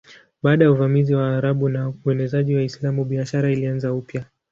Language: Swahili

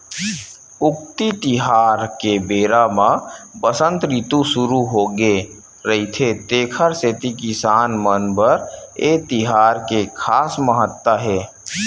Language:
Chhattisgarhi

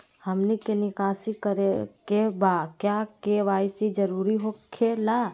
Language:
Magahi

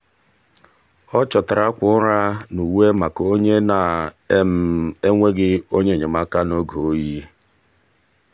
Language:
Igbo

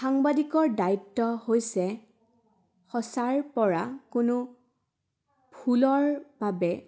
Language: Assamese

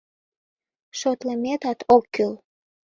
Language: Mari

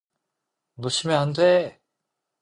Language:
Korean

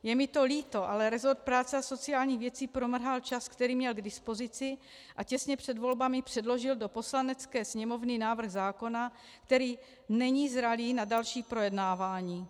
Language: Czech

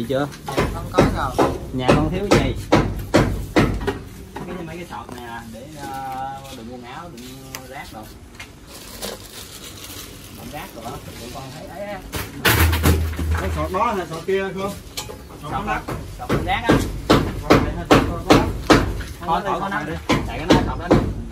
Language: Vietnamese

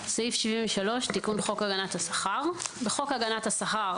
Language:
Hebrew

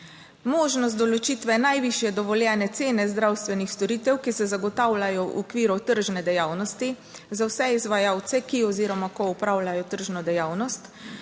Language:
Slovenian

